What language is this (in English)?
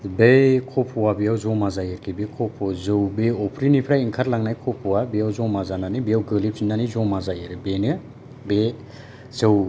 Bodo